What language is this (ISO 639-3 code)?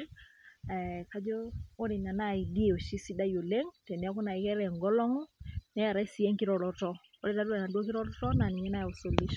mas